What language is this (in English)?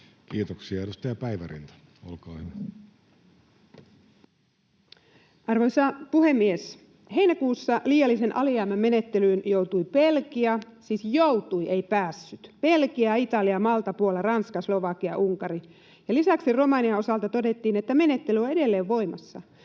Finnish